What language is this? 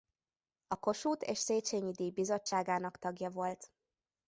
Hungarian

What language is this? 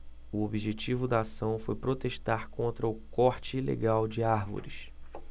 Portuguese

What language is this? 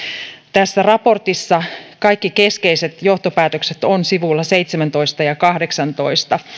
Finnish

